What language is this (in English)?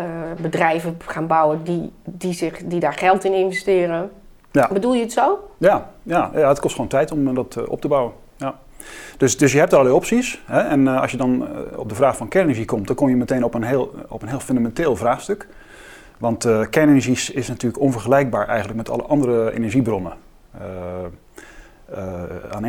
Dutch